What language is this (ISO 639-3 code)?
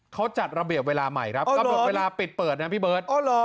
tha